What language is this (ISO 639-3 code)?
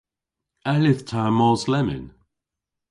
cor